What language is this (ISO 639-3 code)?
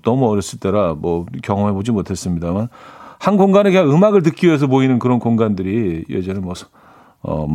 kor